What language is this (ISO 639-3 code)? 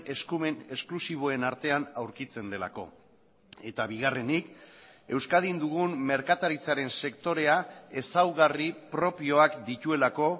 eus